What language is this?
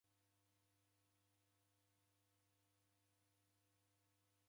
Taita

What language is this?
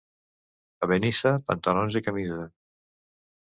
Catalan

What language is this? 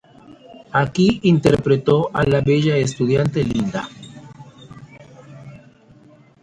Spanish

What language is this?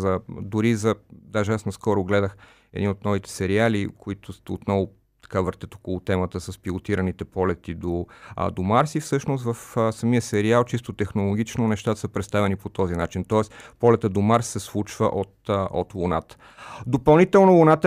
Bulgarian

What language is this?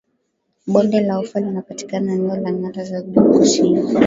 Swahili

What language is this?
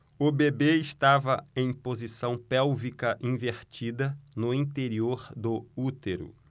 Portuguese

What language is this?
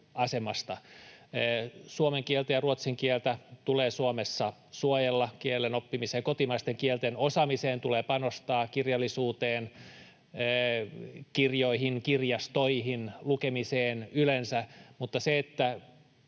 Finnish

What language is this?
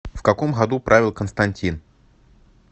Russian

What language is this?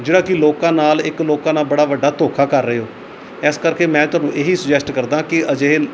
Punjabi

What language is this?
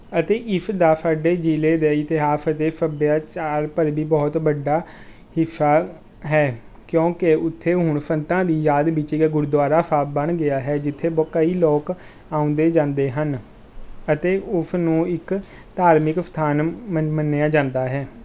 Punjabi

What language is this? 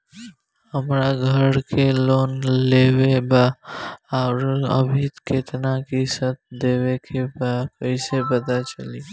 Bhojpuri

